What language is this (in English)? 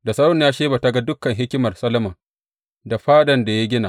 Hausa